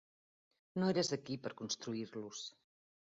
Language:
Catalan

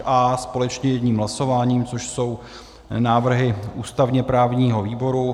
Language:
Czech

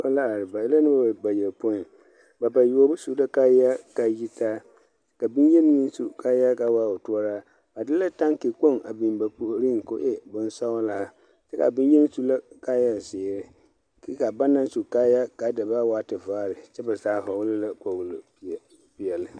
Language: Southern Dagaare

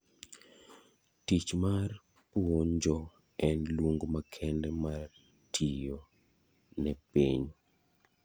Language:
Luo (Kenya and Tanzania)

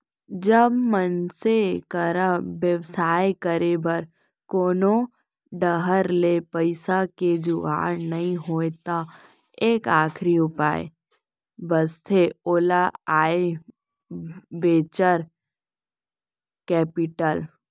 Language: Chhattisgarhi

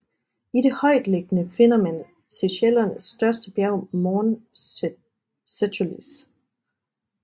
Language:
Danish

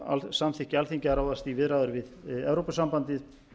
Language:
Icelandic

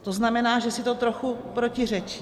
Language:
Czech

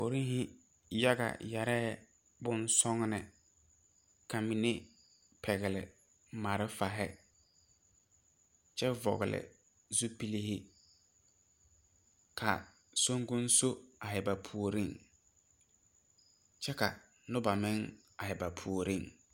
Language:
Southern Dagaare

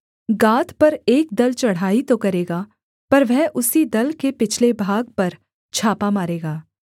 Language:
Hindi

